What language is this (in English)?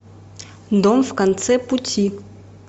Russian